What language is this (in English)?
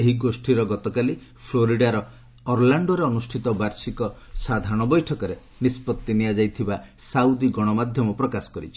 Odia